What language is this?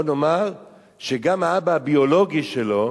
Hebrew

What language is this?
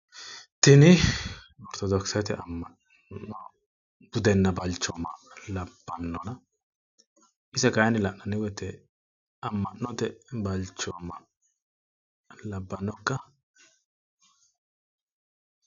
Sidamo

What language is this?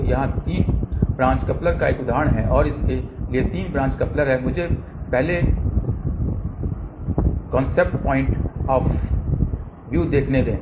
Hindi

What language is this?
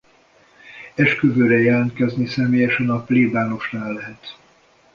Hungarian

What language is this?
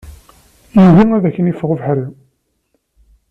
Kabyle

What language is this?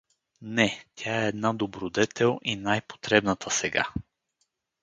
Bulgarian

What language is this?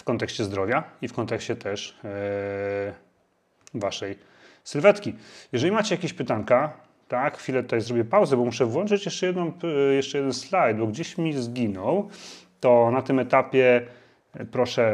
Polish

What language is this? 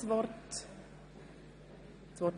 Swiss German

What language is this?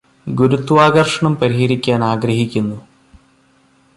Malayalam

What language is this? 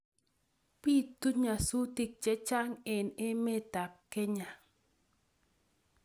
Kalenjin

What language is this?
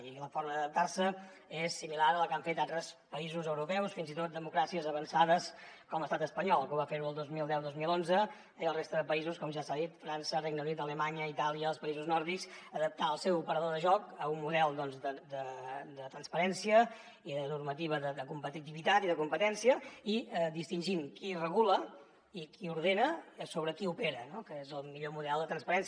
Catalan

